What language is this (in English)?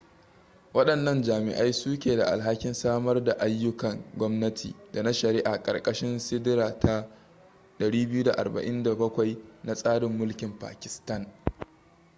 Hausa